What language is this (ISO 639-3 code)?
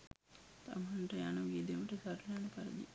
sin